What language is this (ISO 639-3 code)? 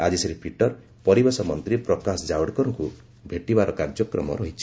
ori